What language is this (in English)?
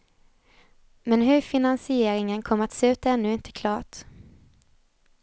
Swedish